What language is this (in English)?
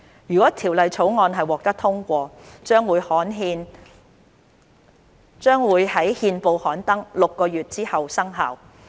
Cantonese